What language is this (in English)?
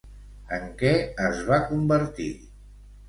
Catalan